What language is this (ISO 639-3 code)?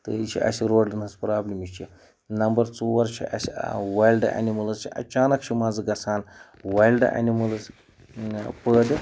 kas